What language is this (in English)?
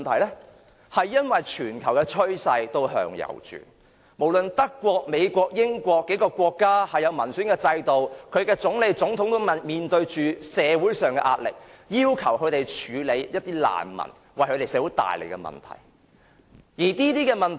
Cantonese